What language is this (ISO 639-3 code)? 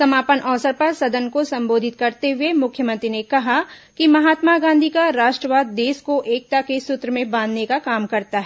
hin